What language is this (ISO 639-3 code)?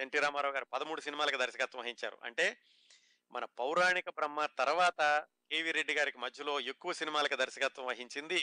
tel